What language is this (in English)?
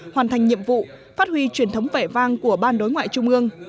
Vietnamese